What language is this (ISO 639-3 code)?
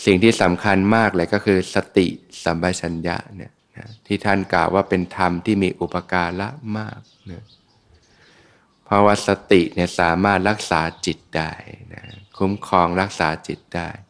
tha